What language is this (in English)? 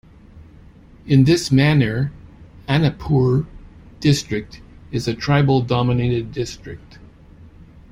English